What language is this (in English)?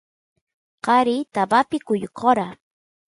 Santiago del Estero Quichua